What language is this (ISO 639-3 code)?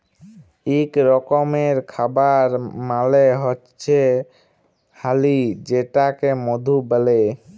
ben